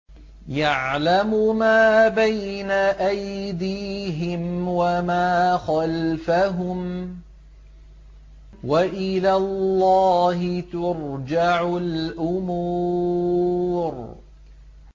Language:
Arabic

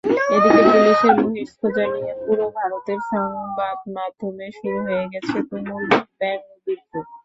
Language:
Bangla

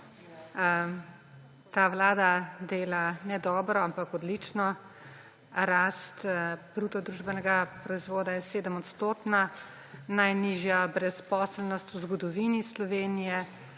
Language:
Slovenian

